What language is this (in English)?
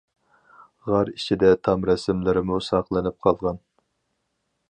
Uyghur